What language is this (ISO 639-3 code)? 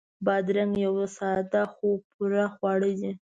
pus